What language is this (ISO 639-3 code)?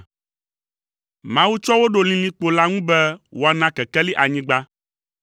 ewe